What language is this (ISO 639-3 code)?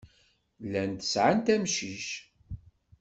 kab